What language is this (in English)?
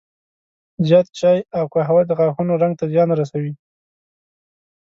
Pashto